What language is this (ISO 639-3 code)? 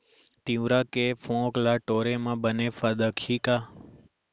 hne